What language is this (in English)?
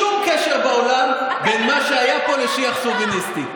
Hebrew